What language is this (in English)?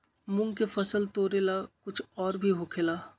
Magahi